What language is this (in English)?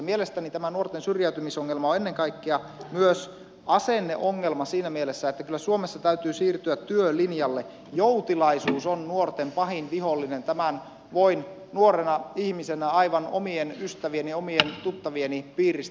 Finnish